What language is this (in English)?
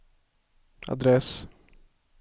Swedish